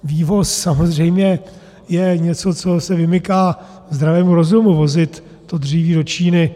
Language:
Czech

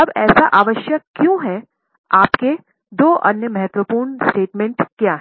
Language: Hindi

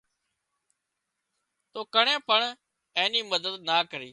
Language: Wadiyara Koli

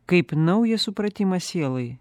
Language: Lithuanian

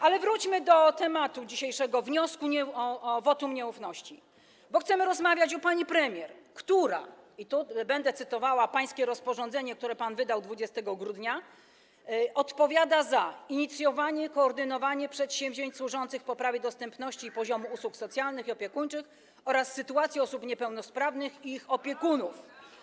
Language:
Polish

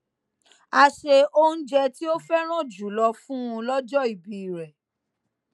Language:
Yoruba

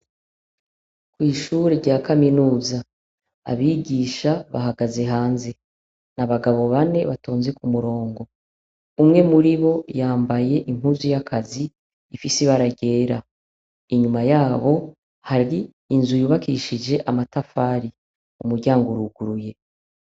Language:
Rundi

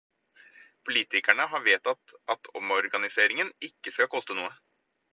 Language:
Norwegian Bokmål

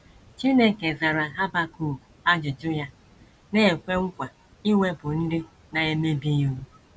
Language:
Igbo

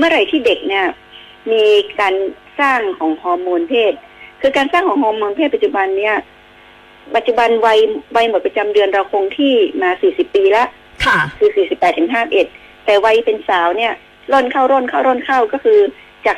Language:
Thai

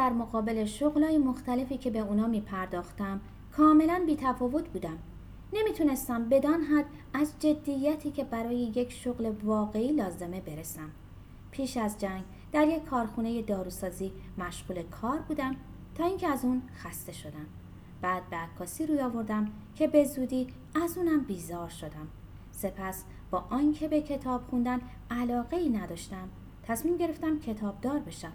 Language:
Persian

